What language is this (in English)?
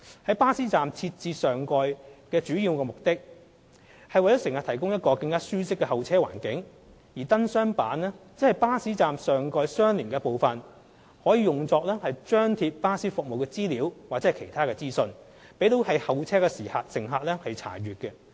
Cantonese